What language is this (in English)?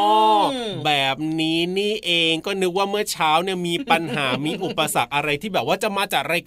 Thai